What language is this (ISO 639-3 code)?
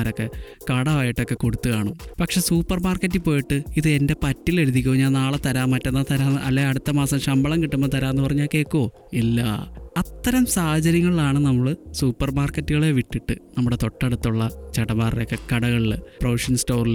mal